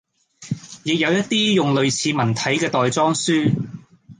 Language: Cantonese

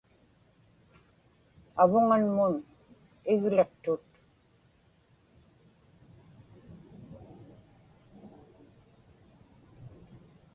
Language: Inupiaq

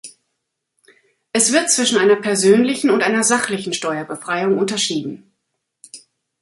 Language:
German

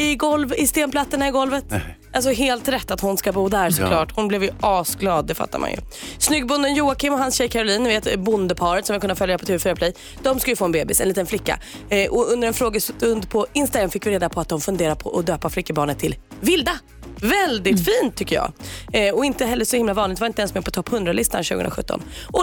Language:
Swedish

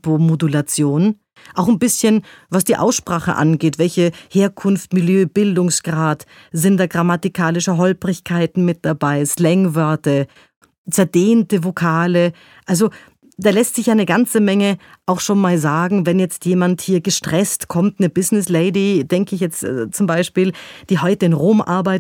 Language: German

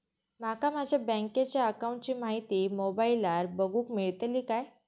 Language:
Marathi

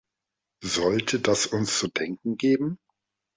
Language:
German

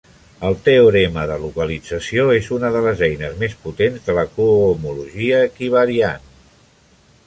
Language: Catalan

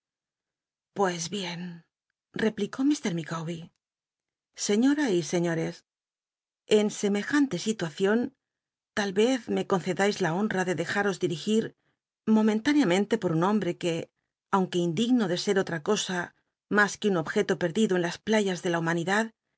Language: Spanish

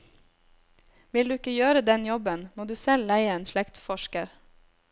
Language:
Norwegian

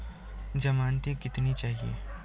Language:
Hindi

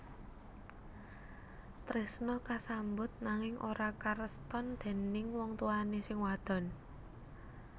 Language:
Javanese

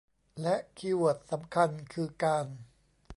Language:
Thai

